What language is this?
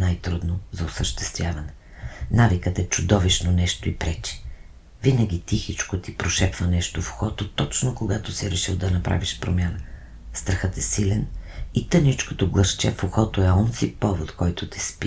Bulgarian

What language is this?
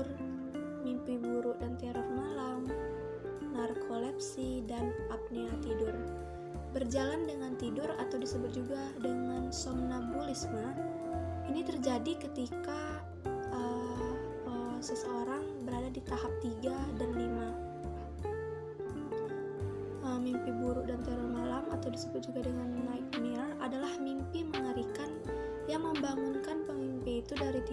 Indonesian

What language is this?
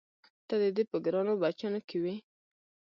Pashto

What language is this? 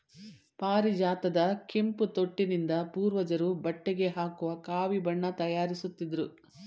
Kannada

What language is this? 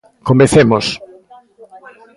Galician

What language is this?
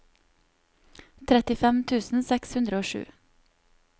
Norwegian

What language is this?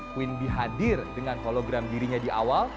Indonesian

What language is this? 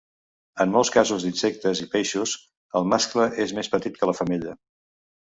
Catalan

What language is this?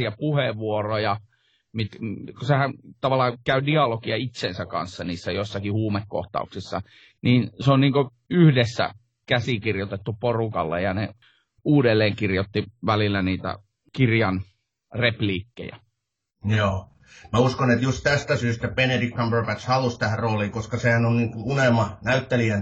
Finnish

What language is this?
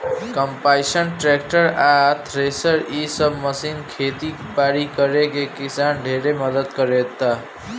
Bhojpuri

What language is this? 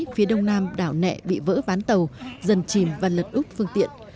Vietnamese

